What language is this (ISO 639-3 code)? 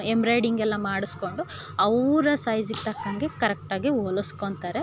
kan